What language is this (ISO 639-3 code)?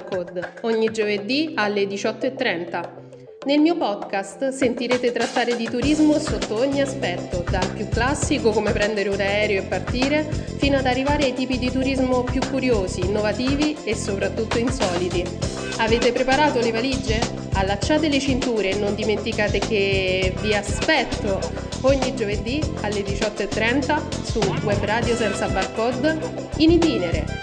ita